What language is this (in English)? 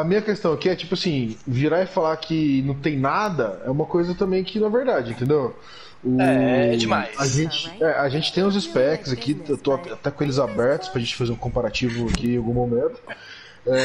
Portuguese